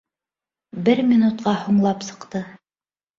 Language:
Bashkir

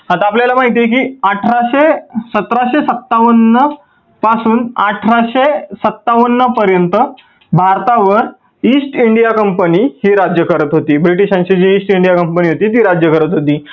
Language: Marathi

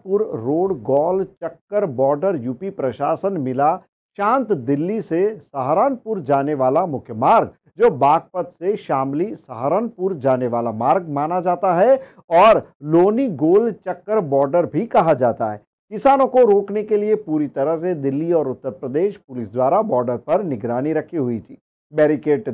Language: Hindi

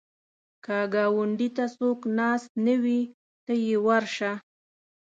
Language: Pashto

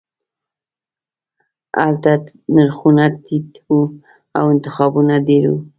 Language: Pashto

